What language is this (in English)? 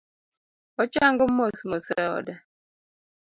Luo (Kenya and Tanzania)